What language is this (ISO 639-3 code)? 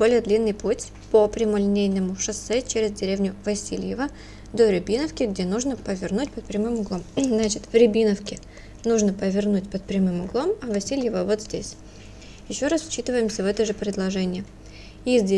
rus